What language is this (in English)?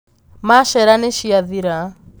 Kikuyu